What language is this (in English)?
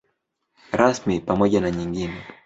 Swahili